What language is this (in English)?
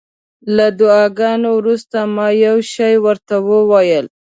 Pashto